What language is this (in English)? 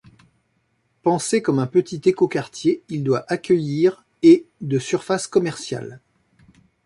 French